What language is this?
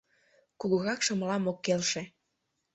Mari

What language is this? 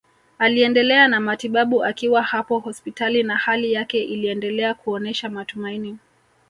Swahili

